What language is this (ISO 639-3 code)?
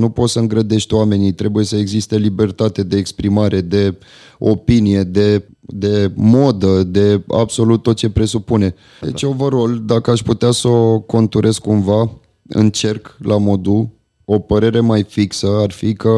ron